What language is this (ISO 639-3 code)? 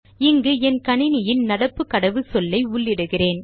tam